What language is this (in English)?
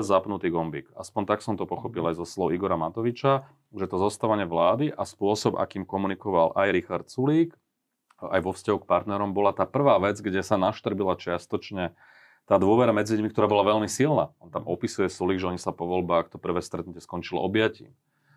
Slovak